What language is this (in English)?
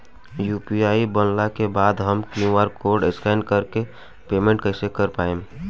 Bhojpuri